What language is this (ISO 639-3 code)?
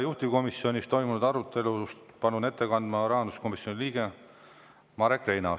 est